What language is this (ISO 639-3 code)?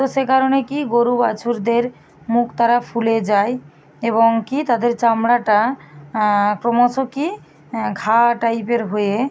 ben